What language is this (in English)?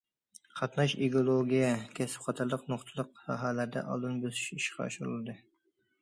Uyghur